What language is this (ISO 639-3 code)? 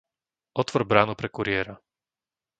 slk